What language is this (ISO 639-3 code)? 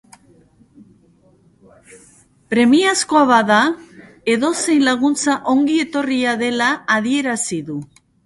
eus